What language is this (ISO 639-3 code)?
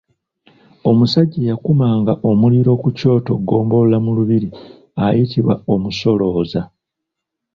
lug